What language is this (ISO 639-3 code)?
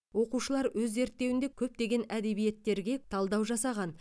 kaz